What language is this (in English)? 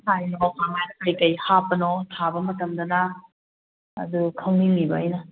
Manipuri